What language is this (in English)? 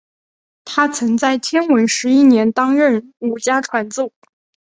Chinese